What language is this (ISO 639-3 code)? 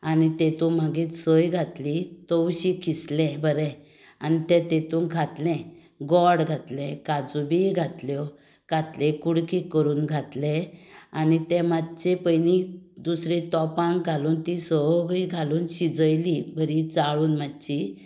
kok